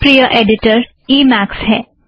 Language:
Hindi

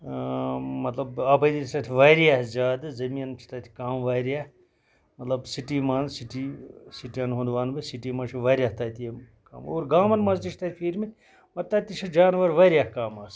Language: Kashmiri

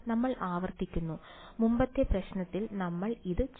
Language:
Malayalam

